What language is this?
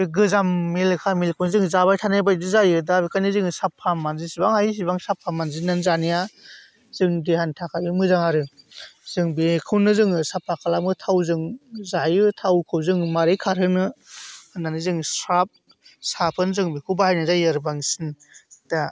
Bodo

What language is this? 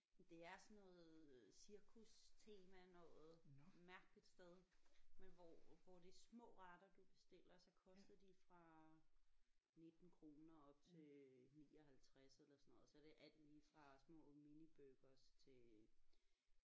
Danish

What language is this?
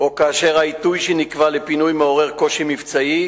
Hebrew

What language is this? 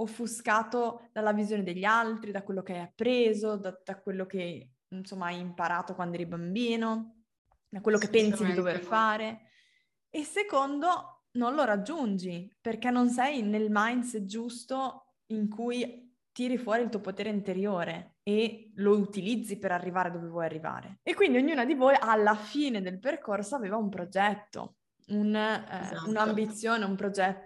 Italian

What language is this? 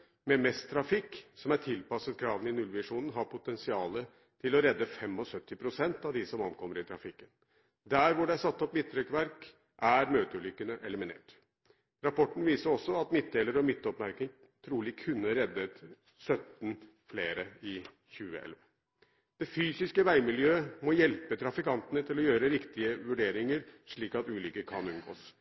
Norwegian Bokmål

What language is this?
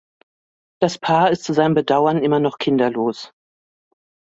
German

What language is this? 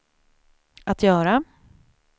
Swedish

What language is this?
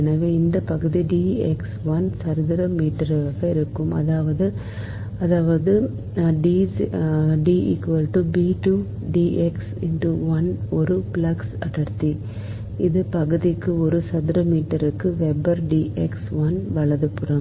Tamil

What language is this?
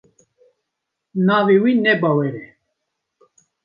Kurdish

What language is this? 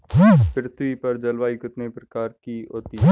Hindi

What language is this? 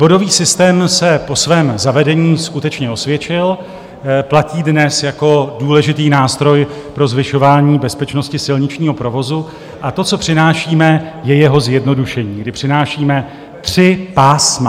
Czech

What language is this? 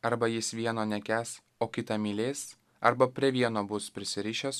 Lithuanian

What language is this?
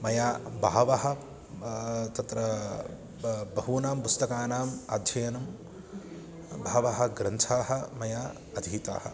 Sanskrit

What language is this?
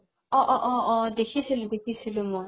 Assamese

